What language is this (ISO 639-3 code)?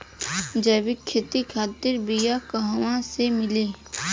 bho